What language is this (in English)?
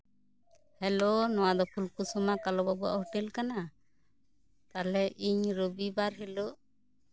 Santali